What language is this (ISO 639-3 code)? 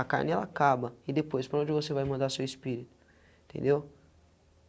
por